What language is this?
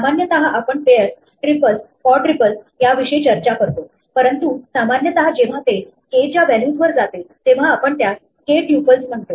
Marathi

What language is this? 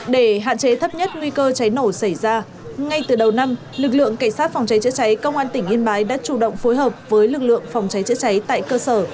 Vietnamese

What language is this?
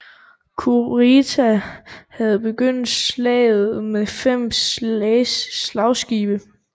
Danish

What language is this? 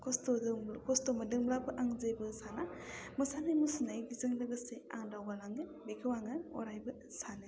Bodo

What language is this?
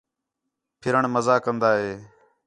Khetrani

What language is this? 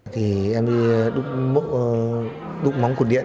Vietnamese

